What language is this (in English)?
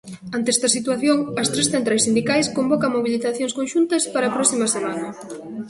Galician